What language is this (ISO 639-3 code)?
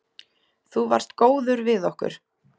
isl